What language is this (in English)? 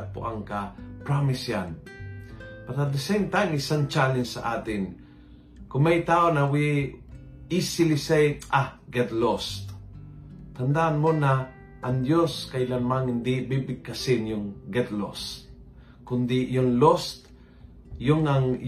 Filipino